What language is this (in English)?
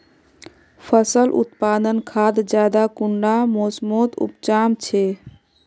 Magahi